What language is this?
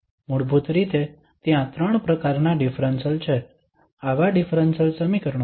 Gujarati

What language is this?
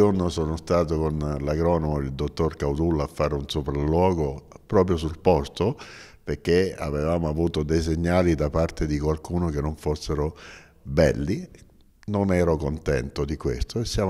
Italian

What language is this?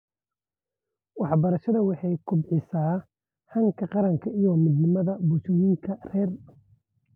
Somali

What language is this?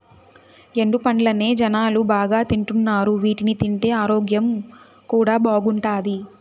Telugu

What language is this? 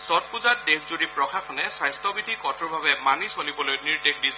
Assamese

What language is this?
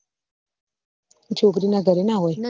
Gujarati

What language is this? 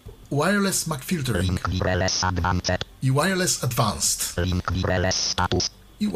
Polish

